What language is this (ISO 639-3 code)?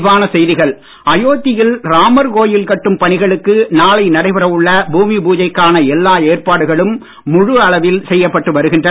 tam